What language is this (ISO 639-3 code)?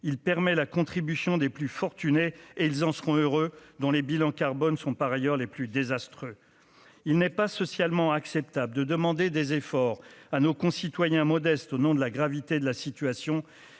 fra